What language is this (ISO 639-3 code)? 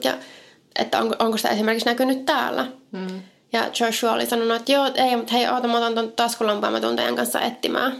fin